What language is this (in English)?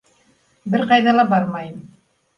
Bashkir